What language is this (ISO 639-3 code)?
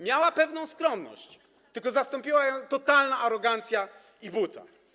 pol